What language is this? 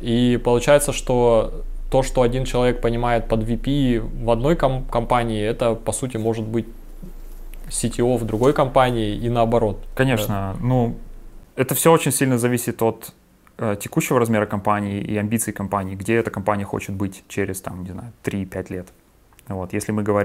Russian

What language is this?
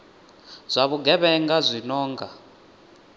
Venda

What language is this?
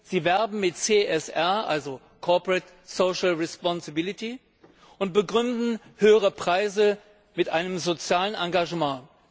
German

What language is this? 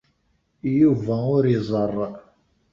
Kabyle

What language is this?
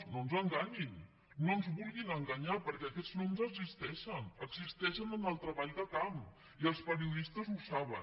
Catalan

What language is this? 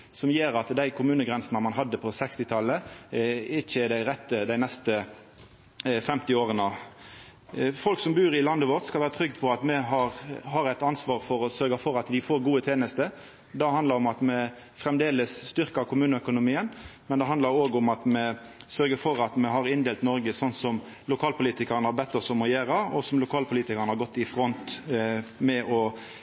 Norwegian Nynorsk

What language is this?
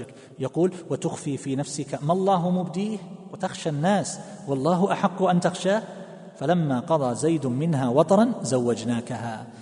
Arabic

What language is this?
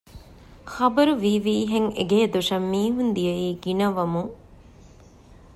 Divehi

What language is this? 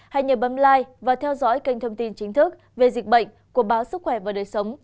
Vietnamese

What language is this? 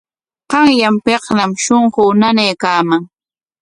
Corongo Ancash Quechua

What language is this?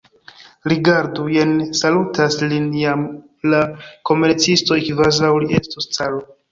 Esperanto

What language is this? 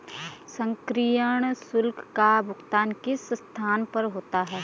Hindi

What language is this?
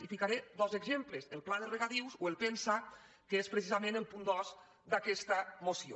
Catalan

